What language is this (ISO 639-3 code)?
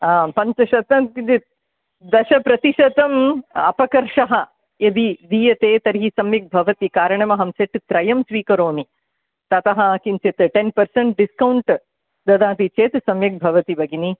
san